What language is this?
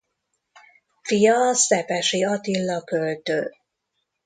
Hungarian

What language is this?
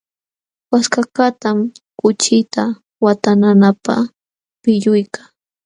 Jauja Wanca Quechua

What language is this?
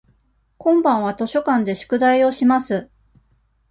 Japanese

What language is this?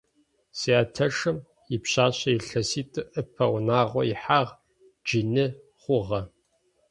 Adyghe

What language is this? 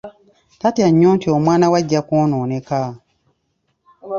Ganda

